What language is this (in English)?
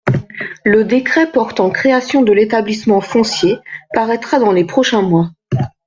French